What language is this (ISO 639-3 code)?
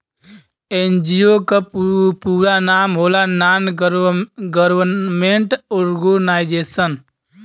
bho